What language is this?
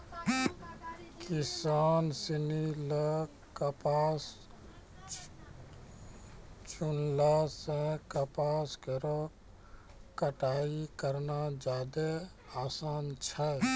Maithili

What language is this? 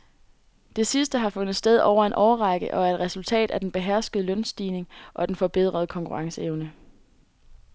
Danish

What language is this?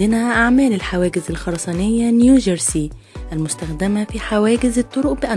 Arabic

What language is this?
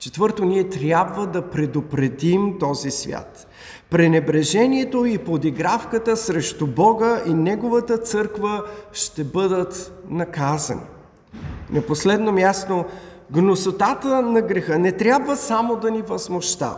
Bulgarian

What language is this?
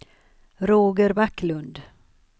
Swedish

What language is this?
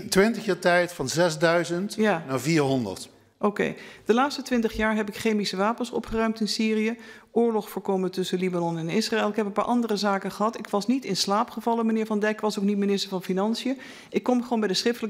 Dutch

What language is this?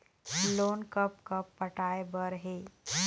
Chhattisgarhi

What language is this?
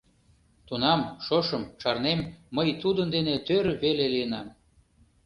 Mari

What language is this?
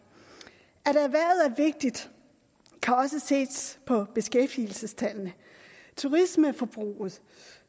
Danish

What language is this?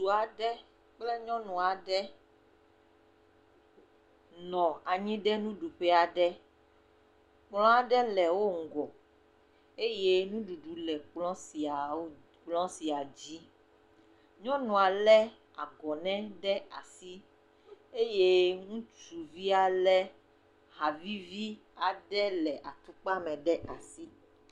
Ewe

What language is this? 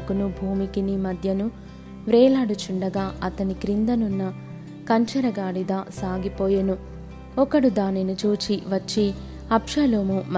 Telugu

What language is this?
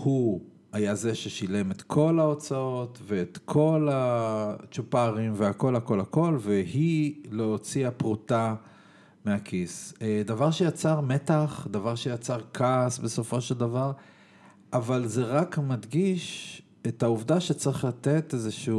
Hebrew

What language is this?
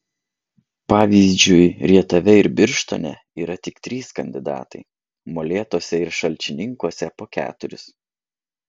Lithuanian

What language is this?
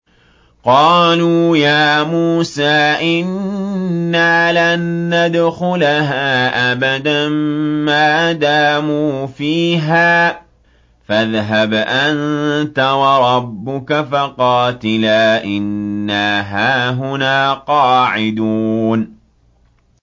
Arabic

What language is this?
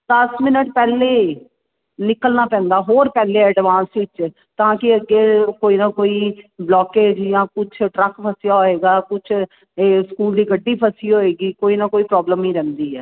Punjabi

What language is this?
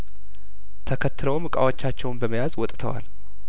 Amharic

